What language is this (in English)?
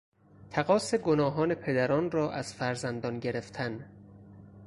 Persian